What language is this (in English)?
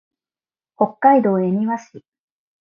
Japanese